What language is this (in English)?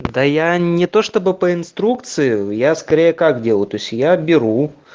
Russian